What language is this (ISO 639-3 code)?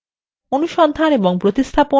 ben